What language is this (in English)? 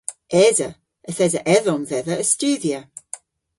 Cornish